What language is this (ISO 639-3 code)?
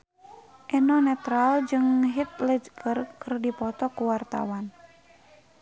sun